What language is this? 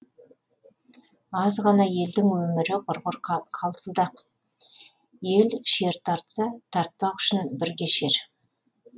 Kazakh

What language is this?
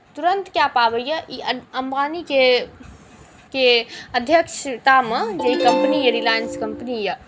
Maithili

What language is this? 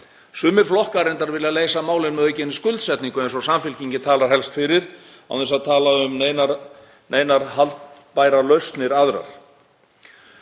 Icelandic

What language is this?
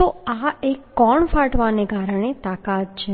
Gujarati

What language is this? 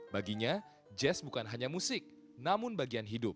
Indonesian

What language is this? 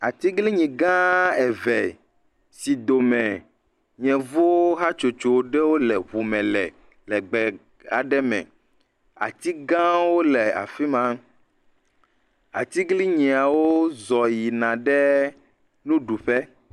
Ewe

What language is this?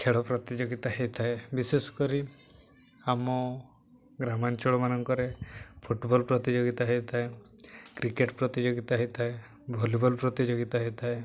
Odia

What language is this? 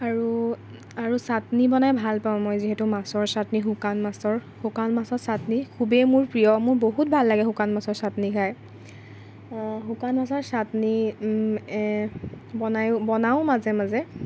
Assamese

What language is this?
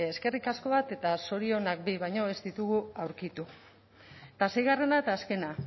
Basque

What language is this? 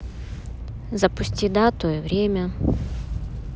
Russian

